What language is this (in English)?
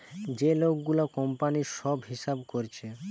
Bangla